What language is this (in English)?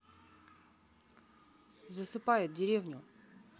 Russian